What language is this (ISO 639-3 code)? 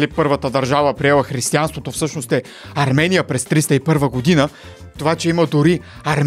bul